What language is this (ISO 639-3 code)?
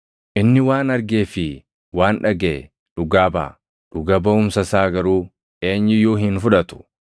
orm